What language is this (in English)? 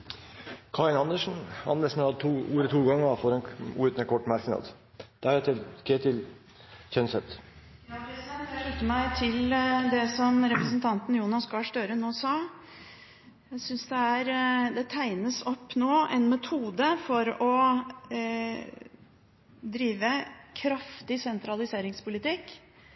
Norwegian Bokmål